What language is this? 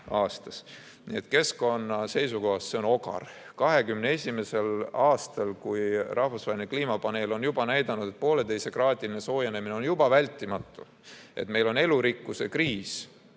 Estonian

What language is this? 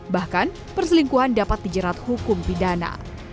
Indonesian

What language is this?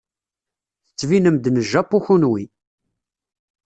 Kabyle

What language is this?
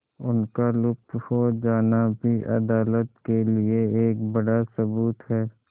Hindi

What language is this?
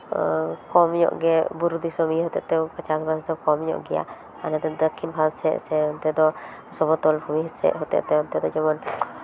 Santali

